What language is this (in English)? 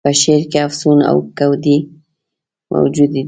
Pashto